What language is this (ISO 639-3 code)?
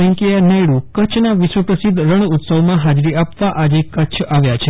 guj